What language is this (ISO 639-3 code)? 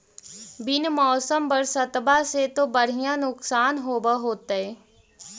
mag